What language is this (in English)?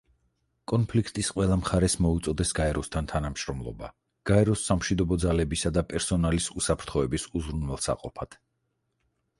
Georgian